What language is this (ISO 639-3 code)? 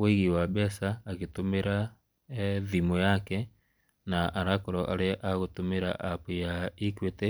kik